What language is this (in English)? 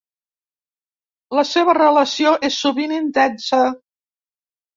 Catalan